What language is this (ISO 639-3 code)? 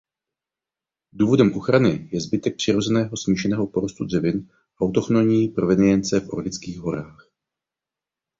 ces